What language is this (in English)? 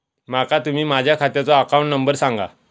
Marathi